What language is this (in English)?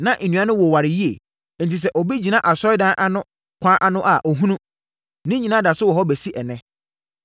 Akan